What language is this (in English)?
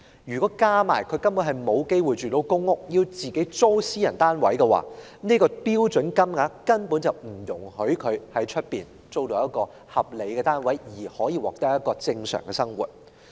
Cantonese